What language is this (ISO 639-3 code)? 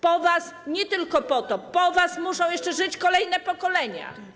pol